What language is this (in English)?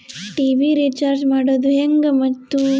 Kannada